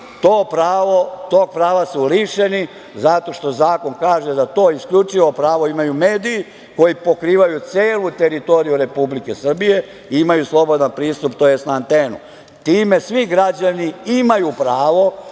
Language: Serbian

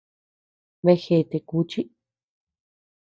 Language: Tepeuxila Cuicatec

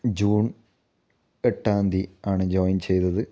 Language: Malayalam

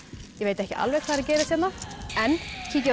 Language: Icelandic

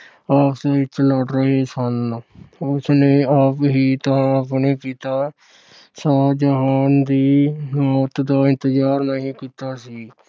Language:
Punjabi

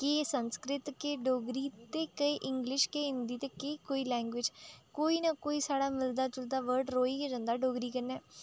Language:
Dogri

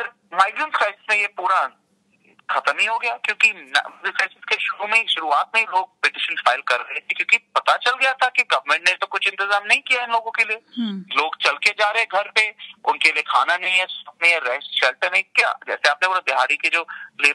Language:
Hindi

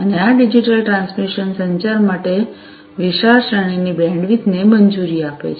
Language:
Gujarati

